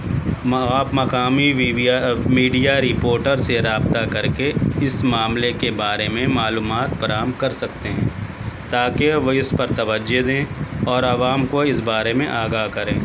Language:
Urdu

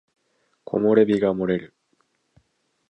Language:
Japanese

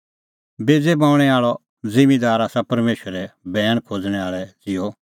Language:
Kullu Pahari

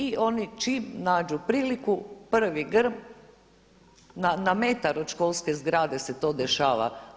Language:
Croatian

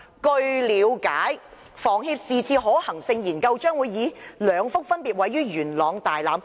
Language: Cantonese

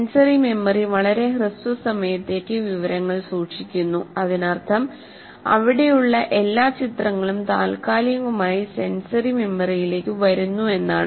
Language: Malayalam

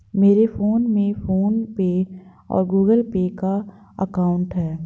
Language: Hindi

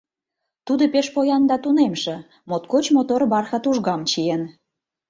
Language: Mari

